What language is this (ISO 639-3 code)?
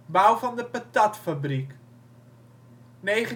nld